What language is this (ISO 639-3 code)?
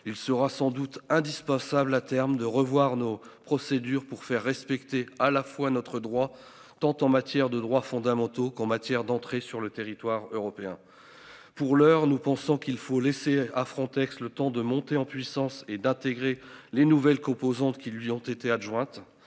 fra